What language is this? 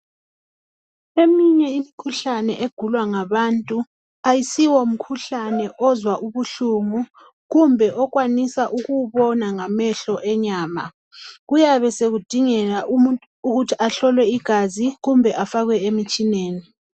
North Ndebele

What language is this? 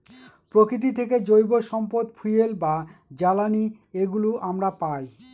Bangla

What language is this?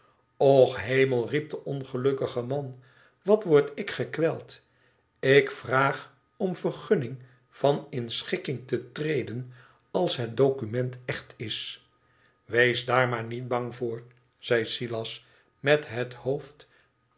Dutch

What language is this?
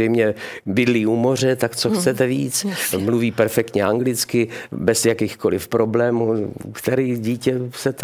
Czech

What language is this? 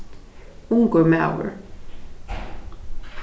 Faroese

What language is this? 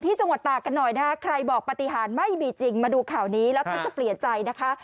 Thai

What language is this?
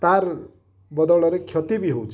Odia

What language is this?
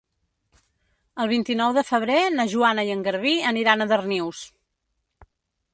Catalan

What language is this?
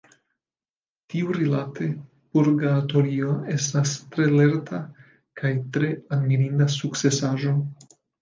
Esperanto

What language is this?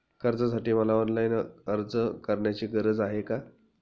Marathi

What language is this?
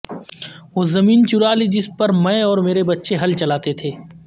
Urdu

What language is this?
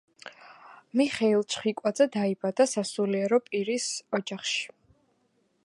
Georgian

